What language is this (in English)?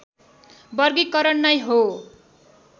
Nepali